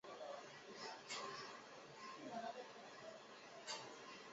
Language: Chinese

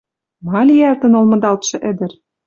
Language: Western Mari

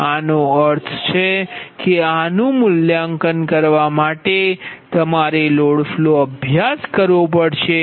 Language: Gujarati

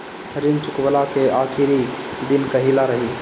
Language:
Bhojpuri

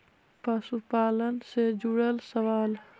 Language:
Magahi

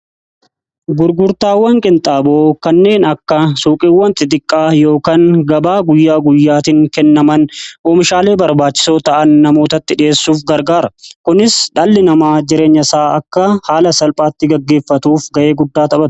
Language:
Oromo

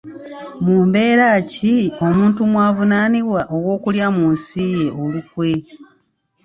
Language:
Ganda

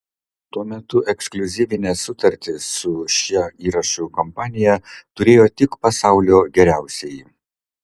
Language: Lithuanian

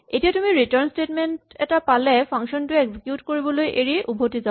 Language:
Assamese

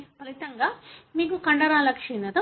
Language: Telugu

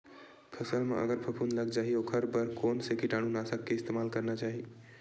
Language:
Chhattisgarhi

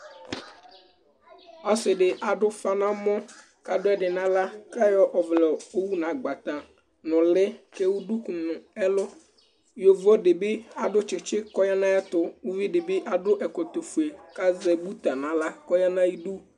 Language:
Ikposo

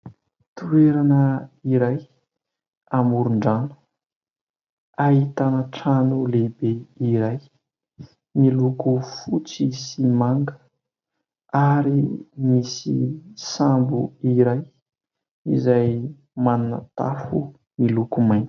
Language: Malagasy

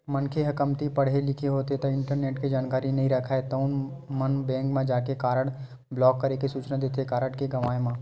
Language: Chhattisgarhi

